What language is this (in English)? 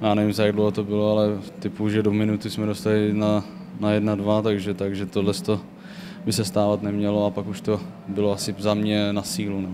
Czech